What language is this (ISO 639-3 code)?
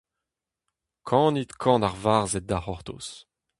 bre